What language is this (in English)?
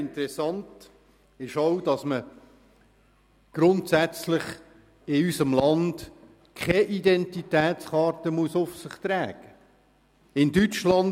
Swiss German